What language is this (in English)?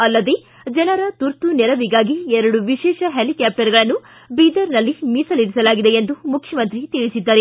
Kannada